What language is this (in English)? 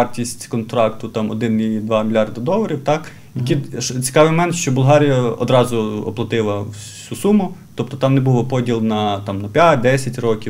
Ukrainian